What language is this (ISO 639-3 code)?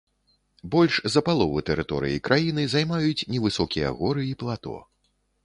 bel